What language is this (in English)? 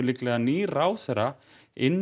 Icelandic